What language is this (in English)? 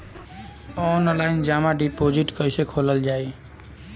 Bhojpuri